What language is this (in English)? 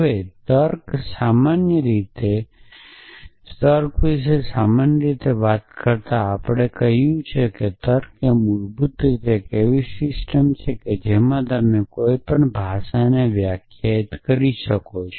Gujarati